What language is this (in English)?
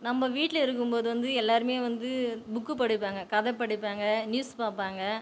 Tamil